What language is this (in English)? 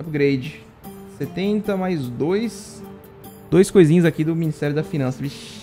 Portuguese